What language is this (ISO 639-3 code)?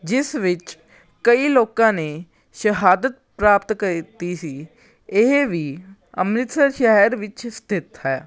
pan